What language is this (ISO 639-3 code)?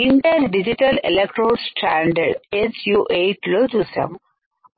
tel